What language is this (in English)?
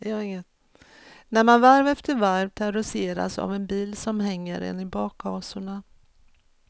Swedish